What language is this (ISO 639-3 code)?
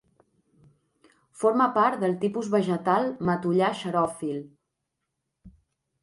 cat